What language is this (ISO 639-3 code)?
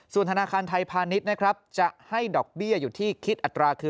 tha